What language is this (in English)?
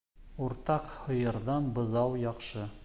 Bashkir